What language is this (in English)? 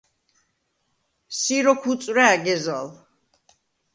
Svan